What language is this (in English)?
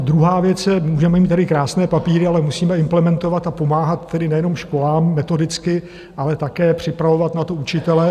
Czech